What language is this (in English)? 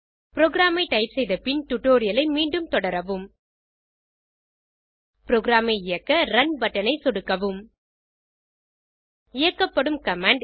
Tamil